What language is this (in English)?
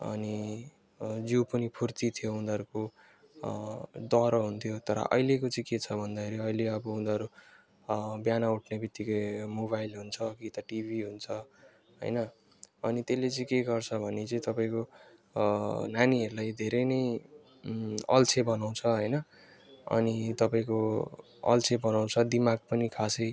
Nepali